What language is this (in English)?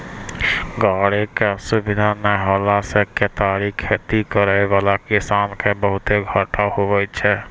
Maithili